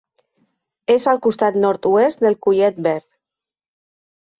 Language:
Catalan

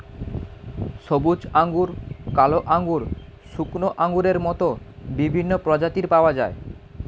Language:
Bangla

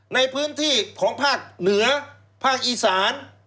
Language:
Thai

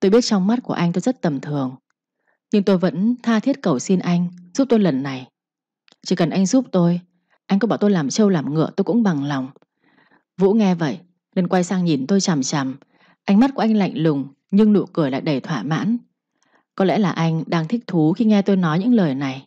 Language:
Vietnamese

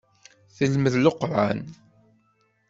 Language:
Kabyle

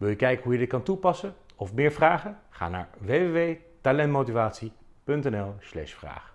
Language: Dutch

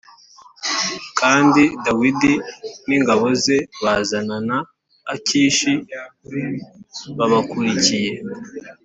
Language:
Kinyarwanda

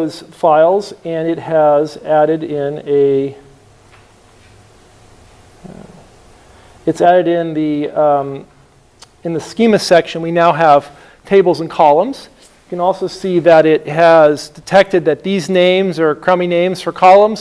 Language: English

